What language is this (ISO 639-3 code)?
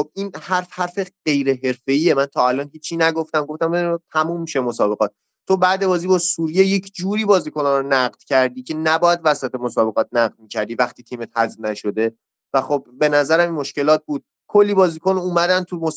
fas